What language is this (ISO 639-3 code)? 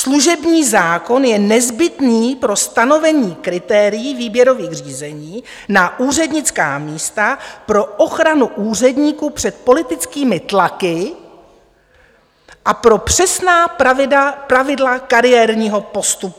ces